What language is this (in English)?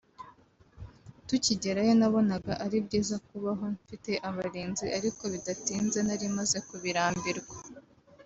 Kinyarwanda